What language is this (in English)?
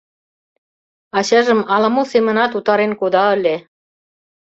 Mari